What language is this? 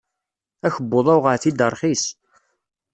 Kabyle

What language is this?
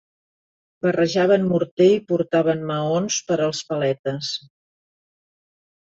Catalan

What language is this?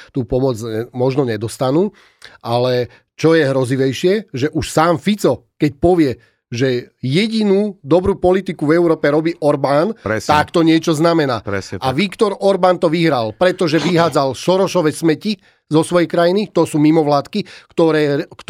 Slovak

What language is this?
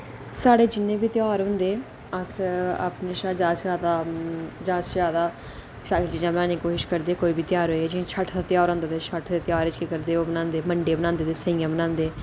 Dogri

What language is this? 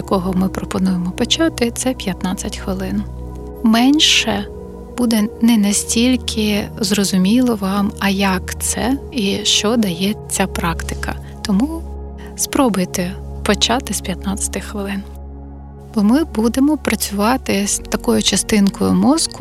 Ukrainian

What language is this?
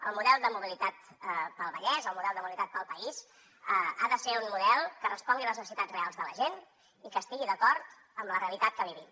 Catalan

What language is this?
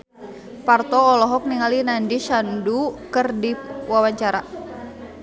Sundanese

